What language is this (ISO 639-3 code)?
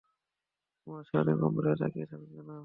ben